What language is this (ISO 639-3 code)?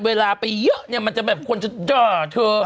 tha